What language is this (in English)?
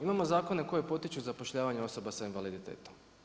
Croatian